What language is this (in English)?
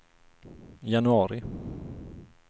Swedish